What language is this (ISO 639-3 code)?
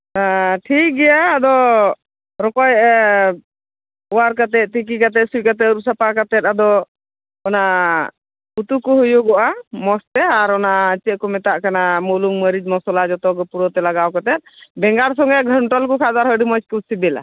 sat